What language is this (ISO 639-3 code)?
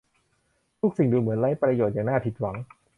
tha